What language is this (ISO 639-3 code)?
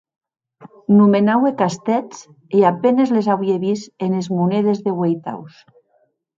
oci